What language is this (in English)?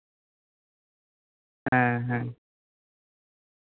Santali